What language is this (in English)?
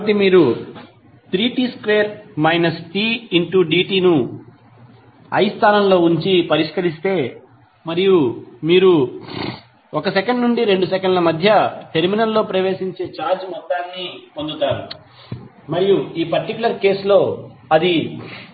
Telugu